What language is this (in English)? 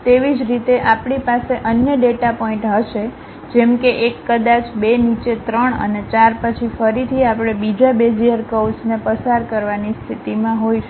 Gujarati